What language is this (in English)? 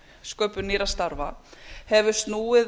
Icelandic